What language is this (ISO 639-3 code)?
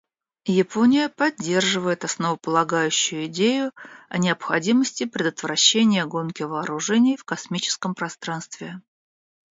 rus